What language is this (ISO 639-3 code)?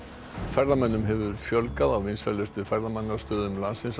isl